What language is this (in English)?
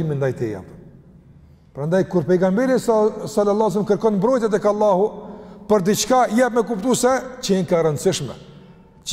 Romanian